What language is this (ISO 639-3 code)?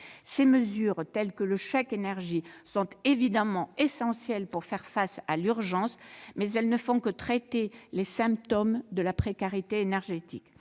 fra